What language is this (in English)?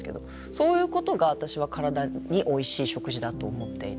Japanese